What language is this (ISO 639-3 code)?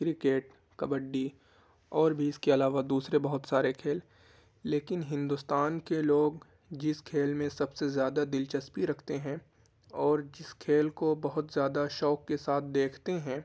urd